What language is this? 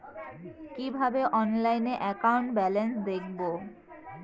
Bangla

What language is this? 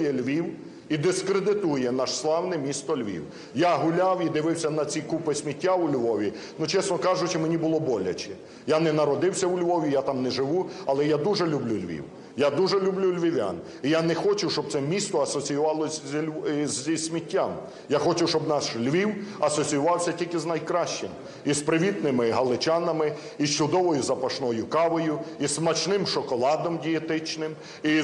Ukrainian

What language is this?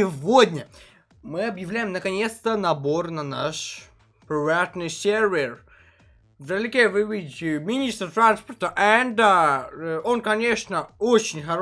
Russian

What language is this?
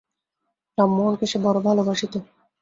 Bangla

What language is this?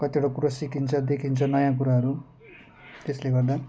Nepali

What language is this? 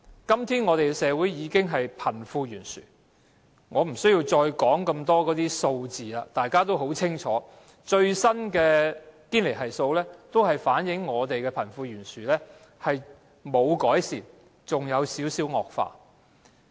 Cantonese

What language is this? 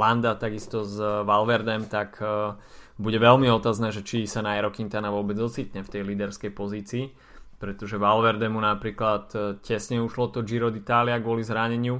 Slovak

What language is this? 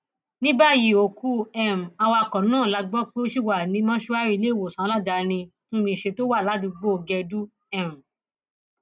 Yoruba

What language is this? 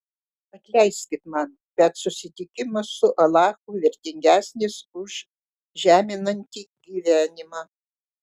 Lithuanian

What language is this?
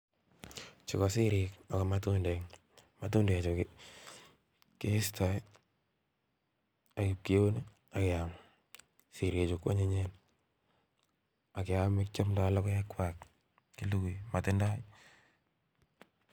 Kalenjin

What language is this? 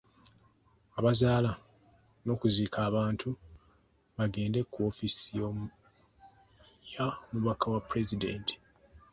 Ganda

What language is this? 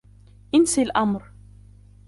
Arabic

